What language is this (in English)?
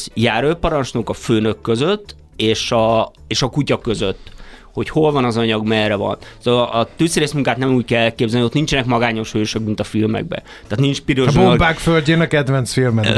Hungarian